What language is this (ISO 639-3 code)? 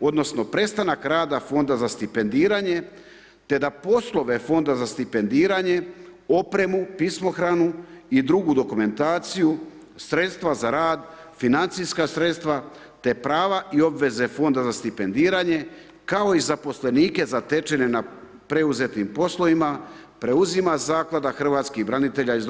hrv